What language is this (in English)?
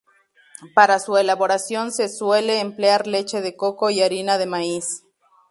Spanish